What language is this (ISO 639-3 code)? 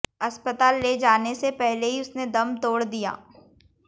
hin